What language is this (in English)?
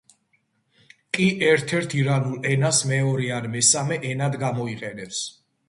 Georgian